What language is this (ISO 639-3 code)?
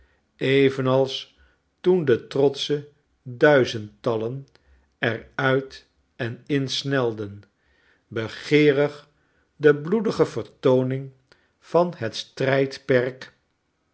nld